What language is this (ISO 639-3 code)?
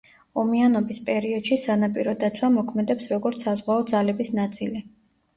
kat